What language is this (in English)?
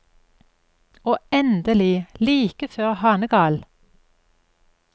Norwegian